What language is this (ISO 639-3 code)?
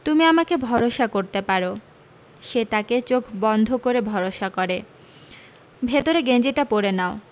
ben